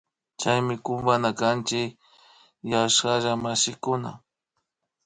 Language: Imbabura Highland Quichua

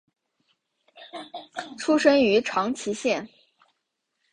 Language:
Chinese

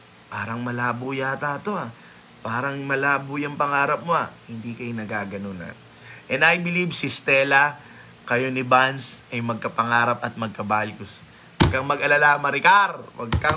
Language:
Filipino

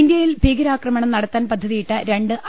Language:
Malayalam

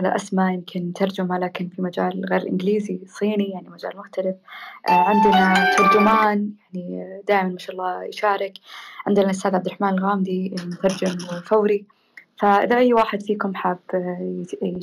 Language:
Arabic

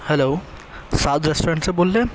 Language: Urdu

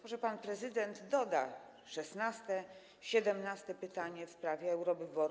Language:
Polish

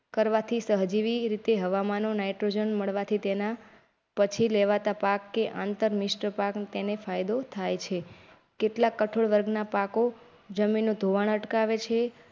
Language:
Gujarati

